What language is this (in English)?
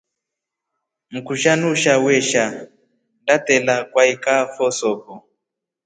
Rombo